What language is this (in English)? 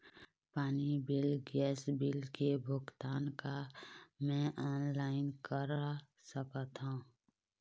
Chhattisgarhi